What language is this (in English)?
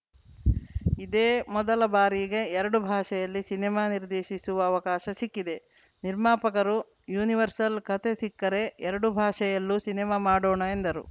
Kannada